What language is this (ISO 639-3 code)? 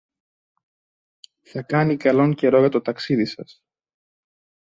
ell